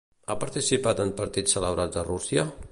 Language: Catalan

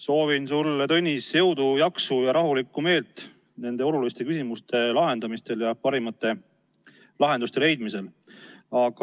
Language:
Estonian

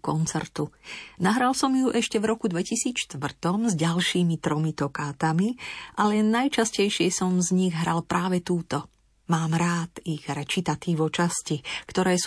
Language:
Slovak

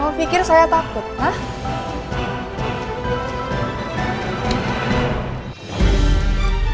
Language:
Indonesian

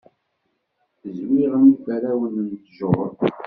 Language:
Kabyle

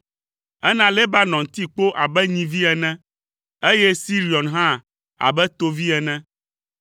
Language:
Ewe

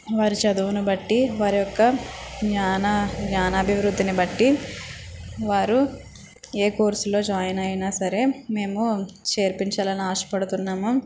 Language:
Telugu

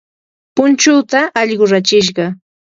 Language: Yanahuanca Pasco Quechua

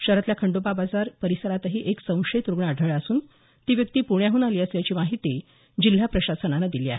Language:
Marathi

